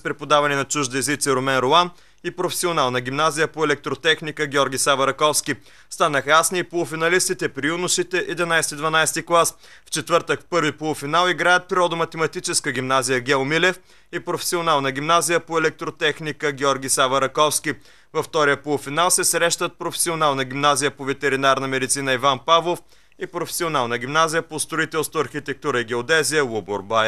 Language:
Bulgarian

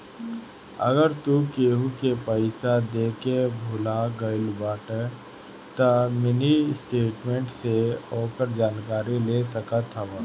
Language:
Bhojpuri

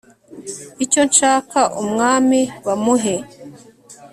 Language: Kinyarwanda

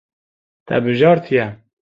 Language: Kurdish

